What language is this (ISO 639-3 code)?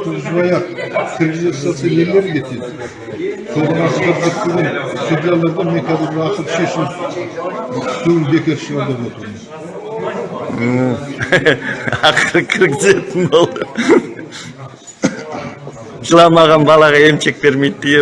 tur